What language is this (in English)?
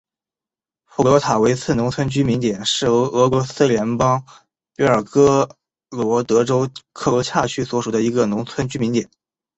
Chinese